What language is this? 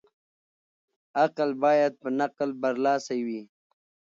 Pashto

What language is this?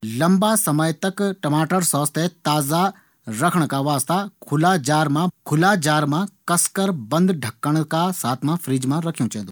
Garhwali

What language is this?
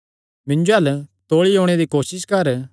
Kangri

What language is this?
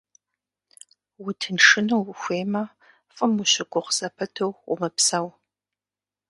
Kabardian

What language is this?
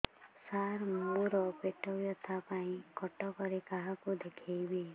Odia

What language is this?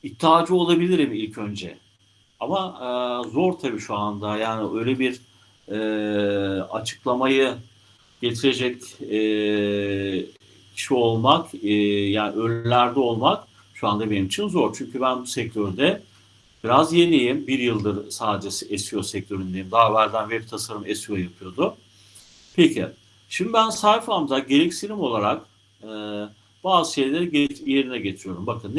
Turkish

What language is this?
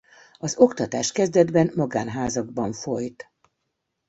Hungarian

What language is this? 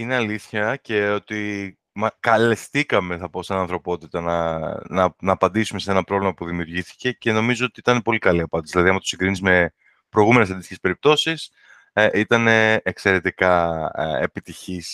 Greek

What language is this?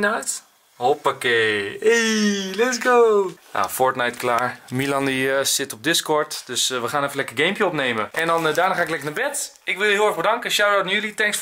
Dutch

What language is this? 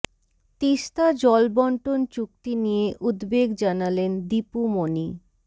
Bangla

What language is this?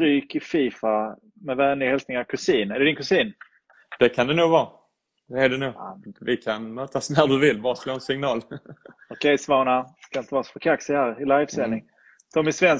Swedish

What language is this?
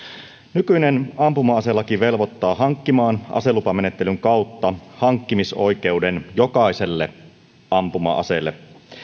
Finnish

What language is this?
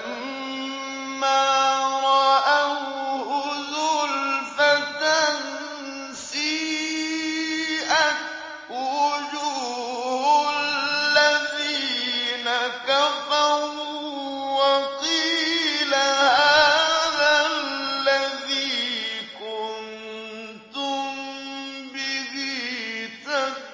Arabic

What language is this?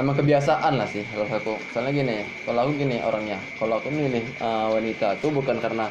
Indonesian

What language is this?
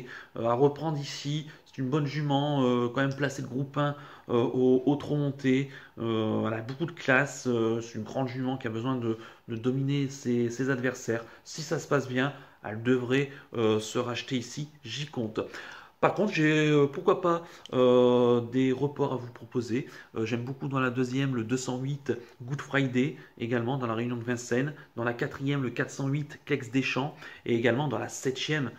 French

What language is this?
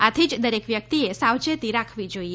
Gujarati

